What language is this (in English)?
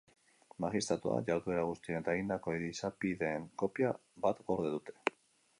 Basque